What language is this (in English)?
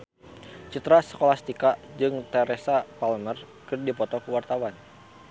Sundanese